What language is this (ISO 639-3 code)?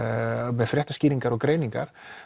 isl